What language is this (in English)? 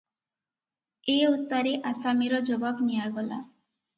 Odia